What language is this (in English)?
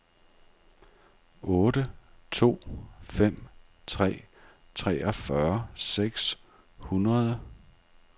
Danish